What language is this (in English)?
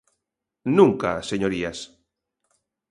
Galician